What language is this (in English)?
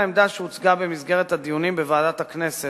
Hebrew